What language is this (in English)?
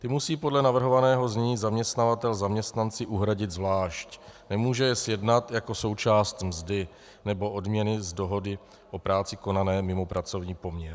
Czech